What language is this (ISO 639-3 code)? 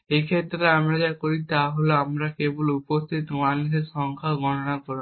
ben